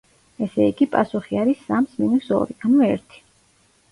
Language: Georgian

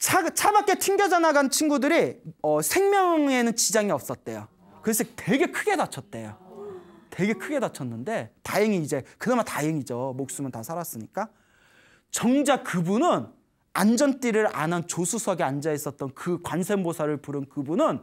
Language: Korean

